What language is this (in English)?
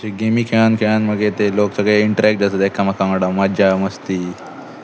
Konkani